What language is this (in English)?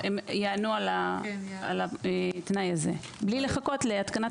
Hebrew